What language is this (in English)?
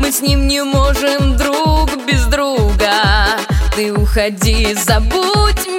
Russian